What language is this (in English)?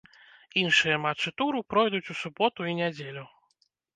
Belarusian